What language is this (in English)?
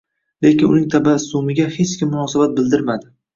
Uzbek